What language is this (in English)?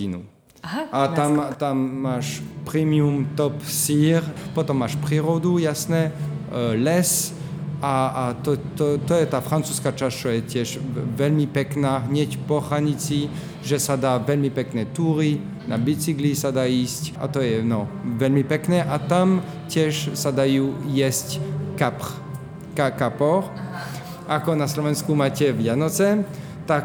Slovak